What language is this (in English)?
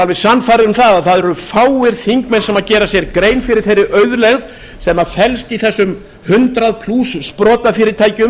Icelandic